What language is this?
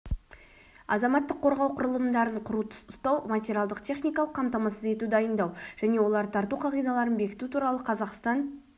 Kazakh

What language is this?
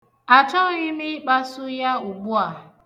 Igbo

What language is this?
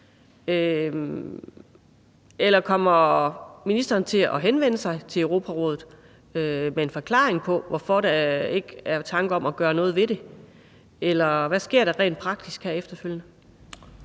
Danish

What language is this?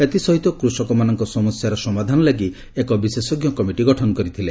Odia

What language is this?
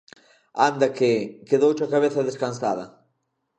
Galician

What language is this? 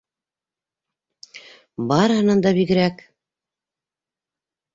Bashkir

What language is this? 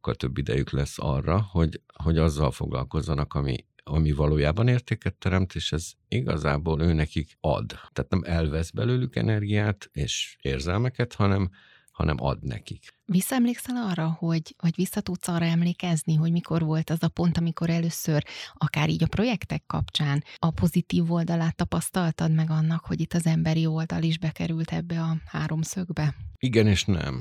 Hungarian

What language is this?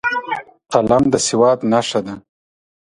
Pashto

